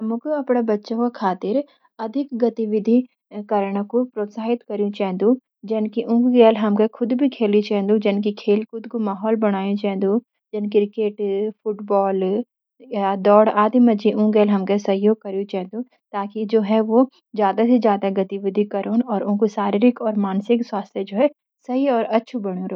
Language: Garhwali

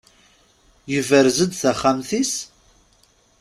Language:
Kabyle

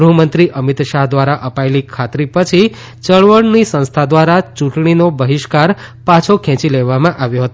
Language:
Gujarati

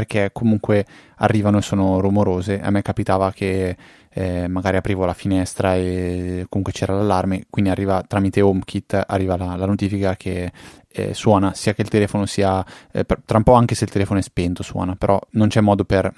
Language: Italian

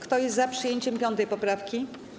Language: Polish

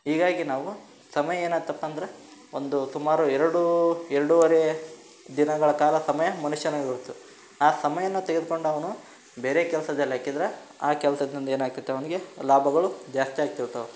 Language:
Kannada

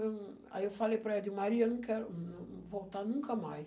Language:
Portuguese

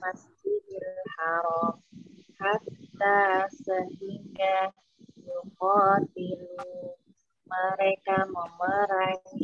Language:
Indonesian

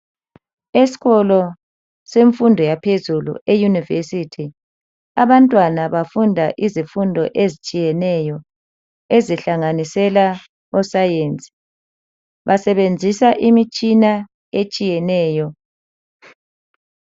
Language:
North Ndebele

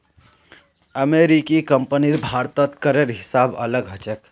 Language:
Magahi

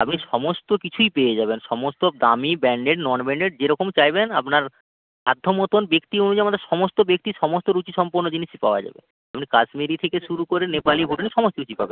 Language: Bangla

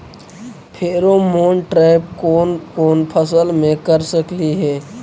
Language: Magahi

